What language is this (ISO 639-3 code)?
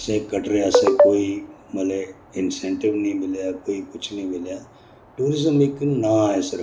doi